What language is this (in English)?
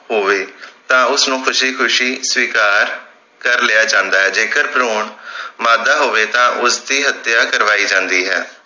Punjabi